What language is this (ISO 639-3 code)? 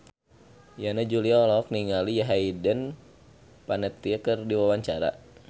sun